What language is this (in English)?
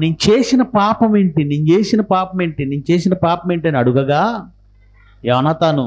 Telugu